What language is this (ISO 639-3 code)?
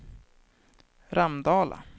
swe